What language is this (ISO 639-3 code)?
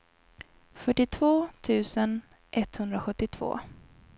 swe